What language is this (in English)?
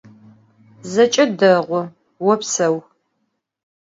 Adyghe